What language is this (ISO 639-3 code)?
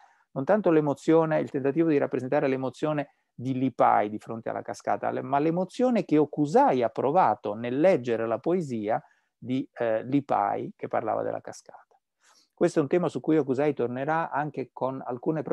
ita